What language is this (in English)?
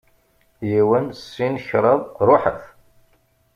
Kabyle